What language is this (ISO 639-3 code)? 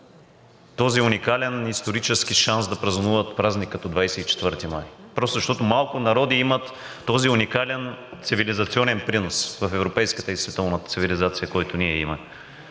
bul